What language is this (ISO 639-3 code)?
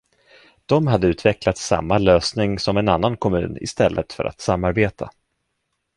swe